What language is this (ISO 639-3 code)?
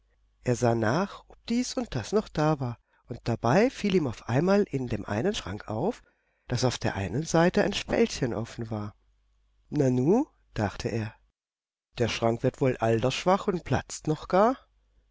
deu